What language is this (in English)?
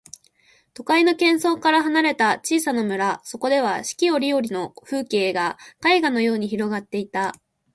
Japanese